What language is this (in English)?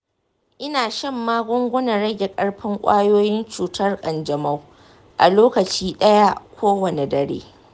Hausa